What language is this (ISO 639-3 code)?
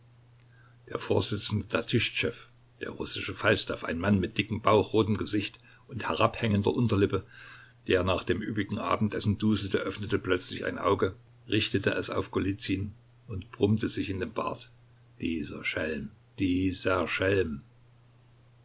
deu